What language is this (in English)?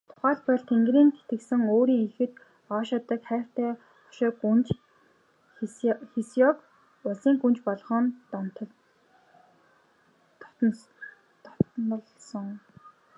Mongolian